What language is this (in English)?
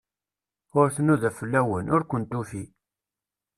Kabyle